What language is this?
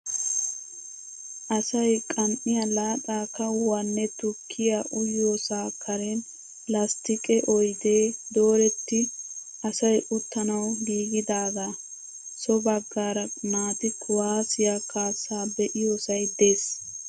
Wolaytta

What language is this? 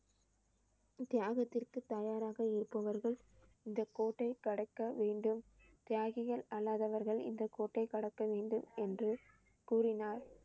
Tamil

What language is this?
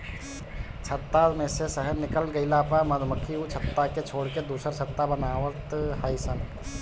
Bhojpuri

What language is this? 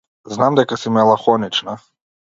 Macedonian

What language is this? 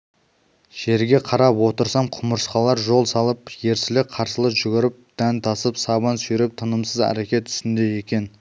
Kazakh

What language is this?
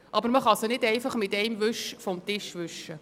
Swiss German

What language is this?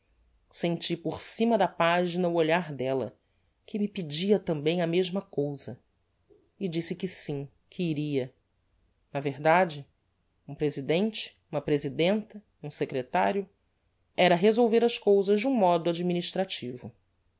Portuguese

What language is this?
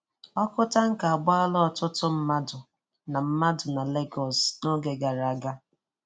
Igbo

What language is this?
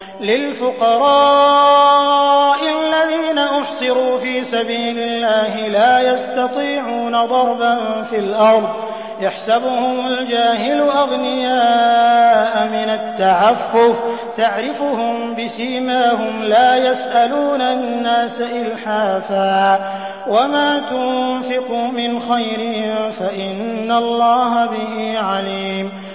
Arabic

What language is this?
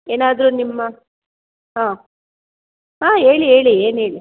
Kannada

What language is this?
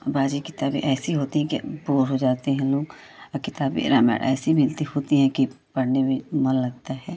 Hindi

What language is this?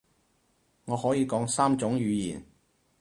Cantonese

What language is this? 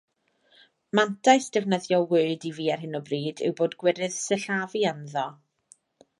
Welsh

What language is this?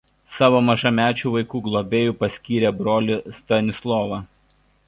Lithuanian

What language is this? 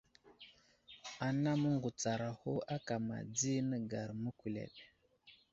Wuzlam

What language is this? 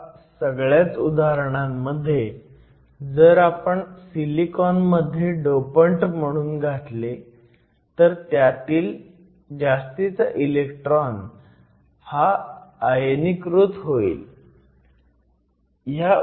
Marathi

